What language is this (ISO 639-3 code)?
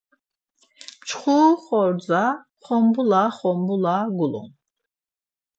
lzz